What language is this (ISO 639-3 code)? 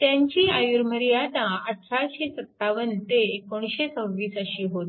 mar